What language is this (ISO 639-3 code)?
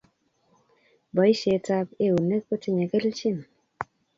kln